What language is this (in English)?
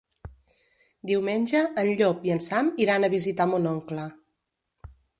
Catalan